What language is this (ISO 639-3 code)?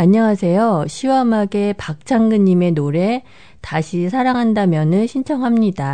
kor